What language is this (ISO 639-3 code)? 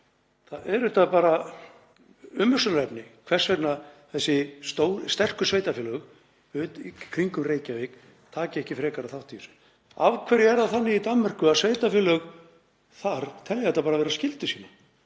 isl